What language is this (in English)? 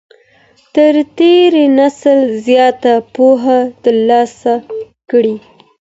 Pashto